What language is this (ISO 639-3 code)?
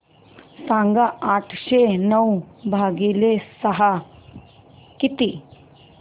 mar